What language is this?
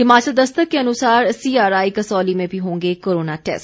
Hindi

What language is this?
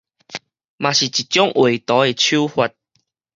Min Nan Chinese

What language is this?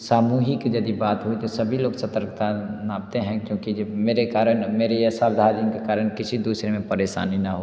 Hindi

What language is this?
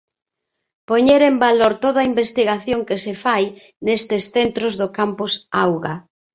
Galician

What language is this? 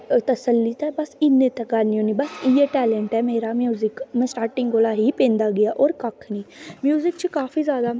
Dogri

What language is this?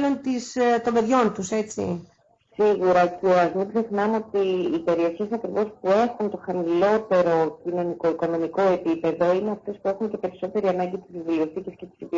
Greek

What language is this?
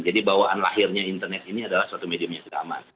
Indonesian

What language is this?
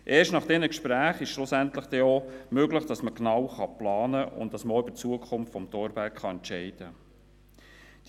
Swiss German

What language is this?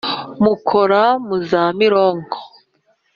Kinyarwanda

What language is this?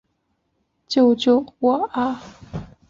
Chinese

